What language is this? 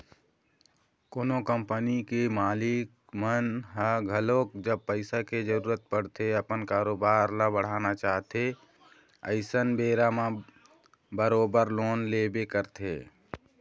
Chhattisgarhi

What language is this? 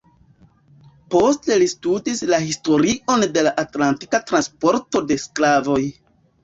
Esperanto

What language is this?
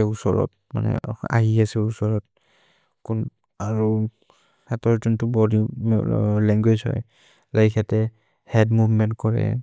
Maria (India)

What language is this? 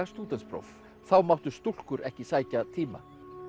Icelandic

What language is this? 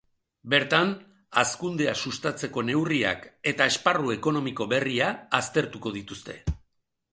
Basque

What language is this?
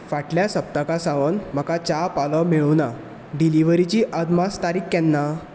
Konkani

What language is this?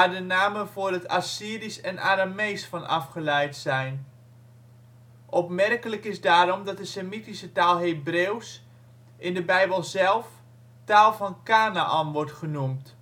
Dutch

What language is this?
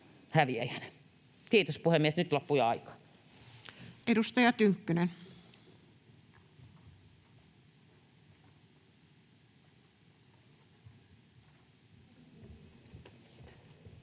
Finnish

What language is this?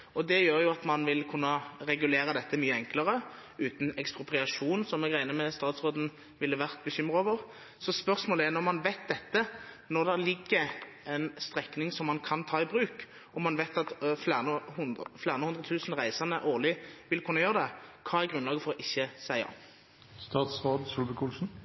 Norwegian Bokmål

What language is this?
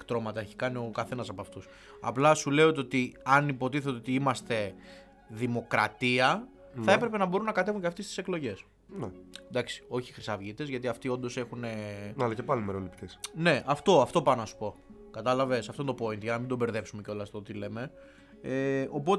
Greek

